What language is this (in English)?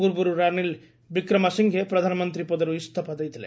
Odia